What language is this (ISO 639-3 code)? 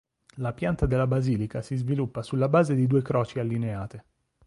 ita